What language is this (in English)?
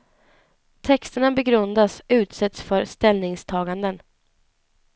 Swedish